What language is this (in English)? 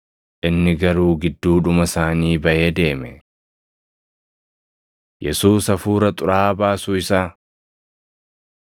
Oromo